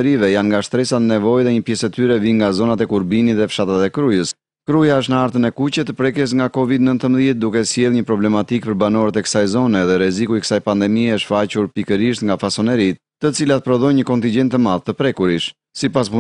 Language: Romanian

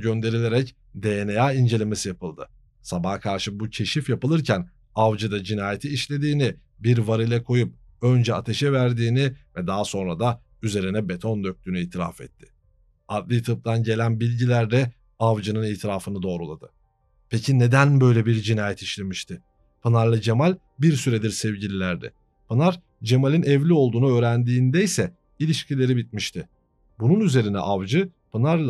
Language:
Turkish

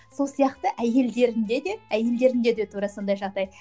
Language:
Kazakh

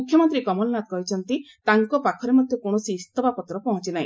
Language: Odia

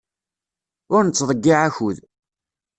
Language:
Kabyle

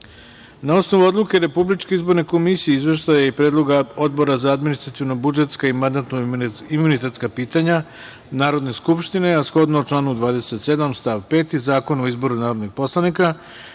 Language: Serbian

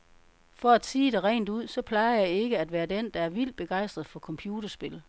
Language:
Danish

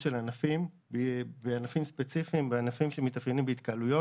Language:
Hebrew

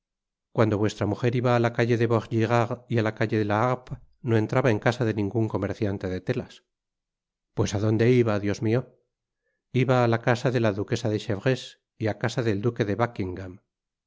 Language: Spanish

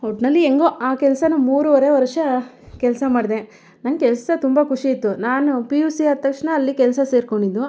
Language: Kannada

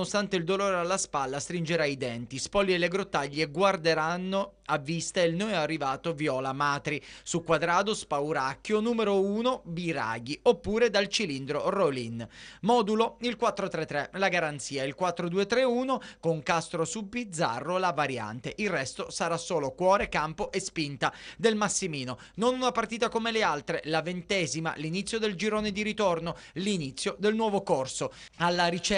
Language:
Italian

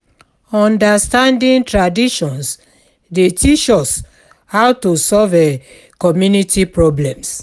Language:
Nigerian Pidgin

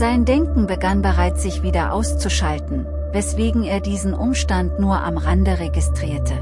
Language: German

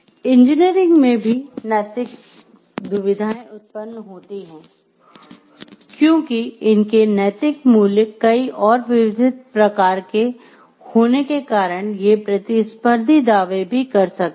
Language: Hindi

